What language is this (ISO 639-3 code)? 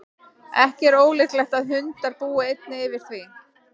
isl